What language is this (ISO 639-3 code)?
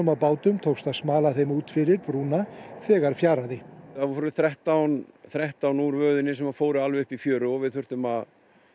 isl